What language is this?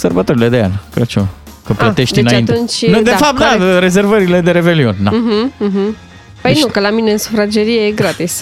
Romanian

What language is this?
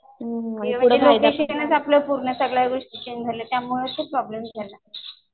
Marathi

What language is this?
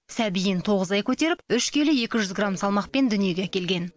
Kazakh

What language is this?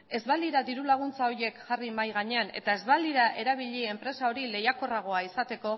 Basque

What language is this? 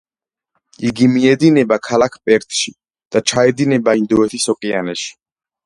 Georgian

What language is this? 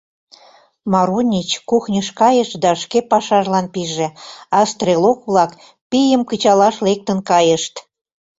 Mari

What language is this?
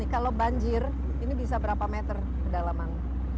Indonesian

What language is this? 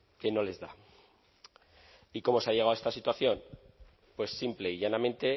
Spanish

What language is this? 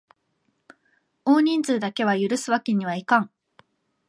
Japanese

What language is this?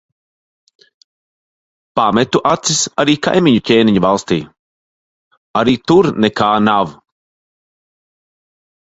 Latvian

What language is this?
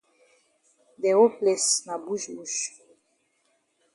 Cameroon Pidgin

